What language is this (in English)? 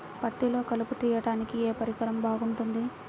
Telugu